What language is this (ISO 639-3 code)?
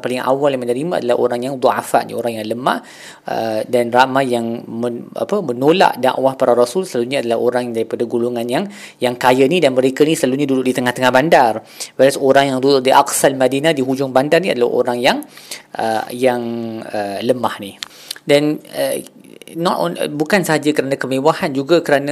msa